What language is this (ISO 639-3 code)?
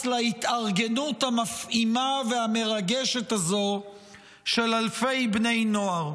heb